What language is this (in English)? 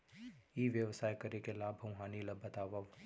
Chhattisgarhi